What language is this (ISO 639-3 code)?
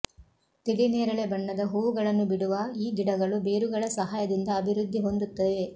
kan